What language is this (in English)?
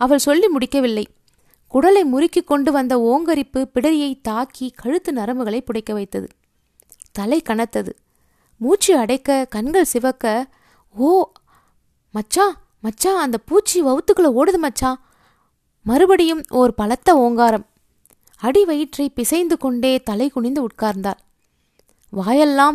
Tamil